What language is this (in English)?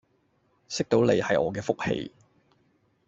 Cantonese